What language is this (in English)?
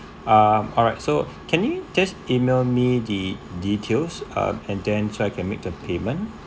English